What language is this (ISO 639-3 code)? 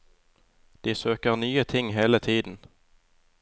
nor